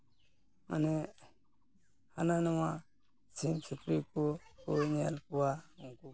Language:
Santali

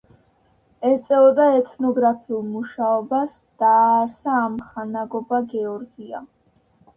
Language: Georgian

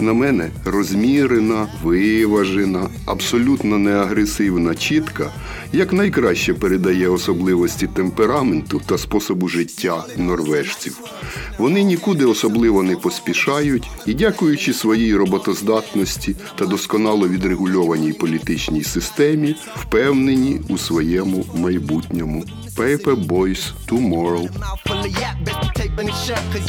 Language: Ukrainian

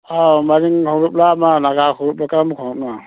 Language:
Manipuri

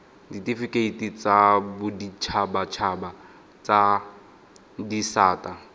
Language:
Tswana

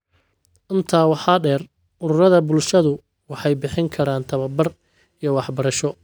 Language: Somali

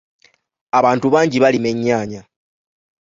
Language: Ganda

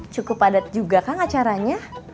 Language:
Indonesian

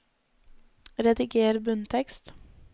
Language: Norwegian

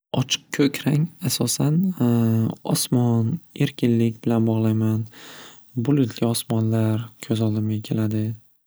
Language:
Uzbek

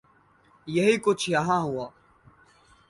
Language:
Urdu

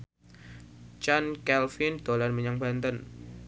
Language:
Javanese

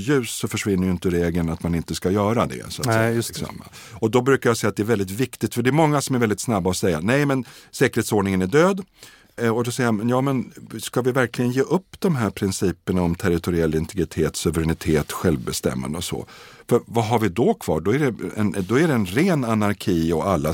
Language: Swedish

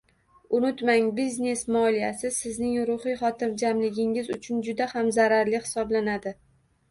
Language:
Uzbek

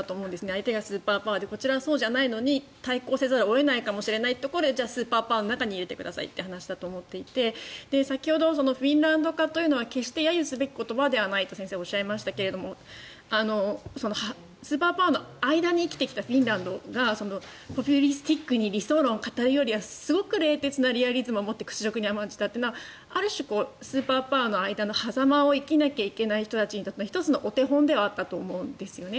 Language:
Japanese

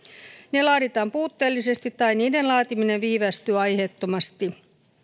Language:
Finnish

